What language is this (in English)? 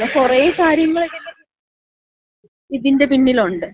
Malayalam